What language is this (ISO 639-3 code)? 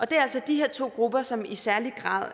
dan